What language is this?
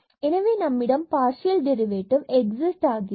Tamil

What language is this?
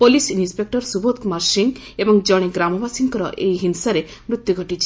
Odia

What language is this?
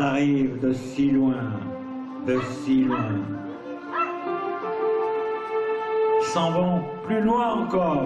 French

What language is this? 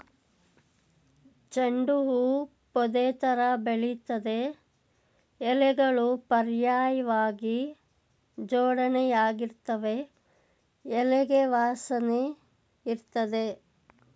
Kannada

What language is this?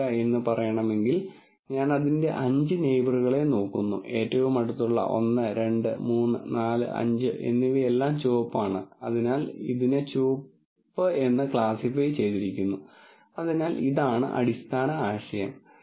Malayalam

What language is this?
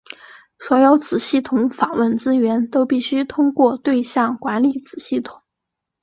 Chinese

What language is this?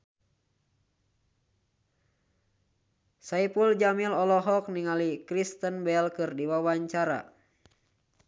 Sundanese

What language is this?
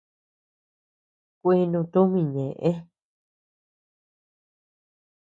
Tepeuxila Cuicatec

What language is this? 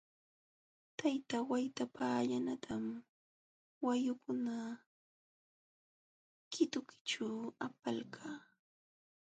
Jauja Wanca Quechua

